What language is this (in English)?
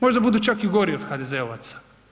Croatian